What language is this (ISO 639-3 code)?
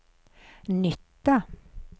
swe